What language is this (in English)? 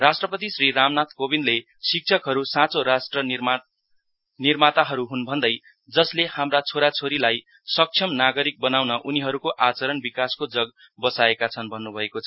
Nepali